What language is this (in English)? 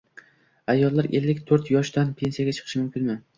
Uzbek